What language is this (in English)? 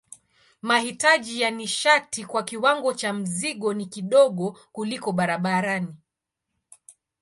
Swahili